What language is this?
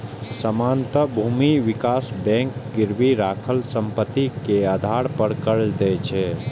Maithili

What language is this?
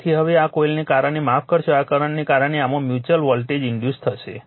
Gujarati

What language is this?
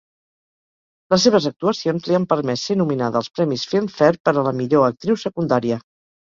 Catalan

